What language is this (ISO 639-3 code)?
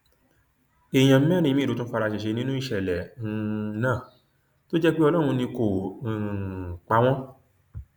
yor